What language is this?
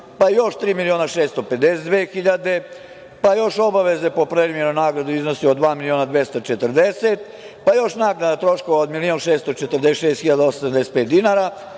Serbian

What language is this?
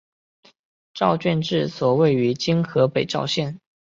Chinese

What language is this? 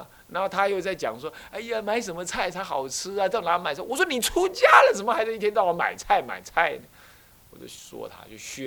Chinese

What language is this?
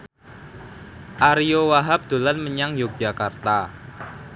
Javanese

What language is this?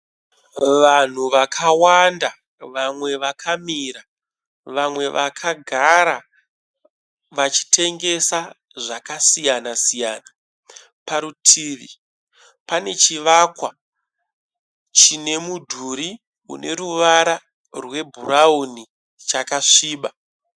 Shona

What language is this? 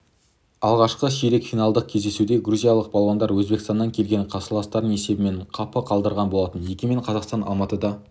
Kazakh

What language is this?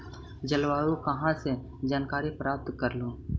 Magahi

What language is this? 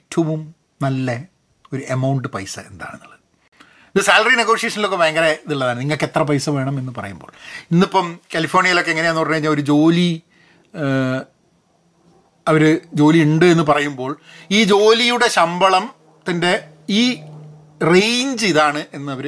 Malayalam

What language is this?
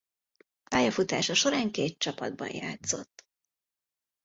Hungarian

